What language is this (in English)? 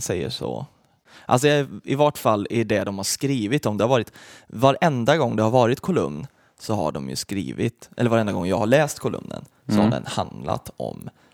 Swedish